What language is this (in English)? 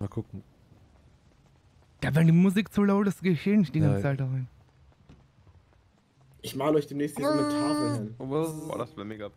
German